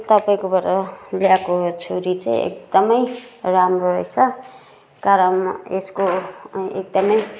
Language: Nepali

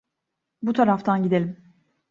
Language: Turkish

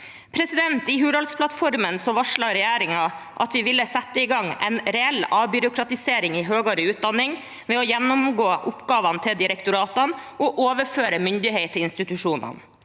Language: Norwegian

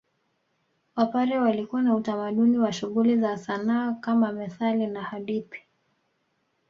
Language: Swahili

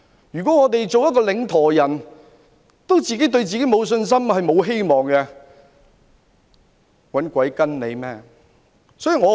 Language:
Cantonese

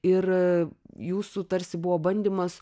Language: Lithuanian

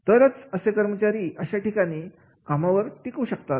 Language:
Marathi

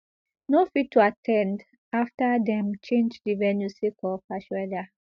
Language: Nigerian Pidgin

